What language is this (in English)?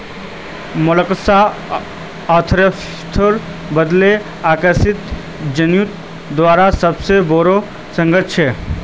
Magahi